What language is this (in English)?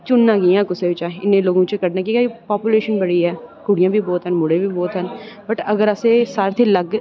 Dogri